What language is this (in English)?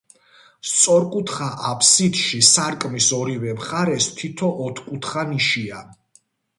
Georgian